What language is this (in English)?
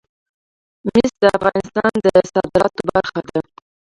Pashto